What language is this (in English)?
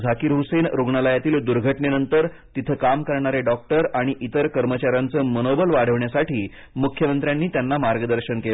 Marathi